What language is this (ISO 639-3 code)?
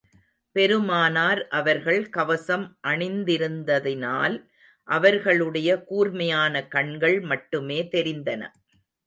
tam